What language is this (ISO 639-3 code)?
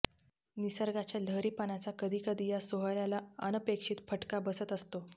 mar